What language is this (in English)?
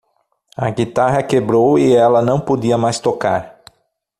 Portuguese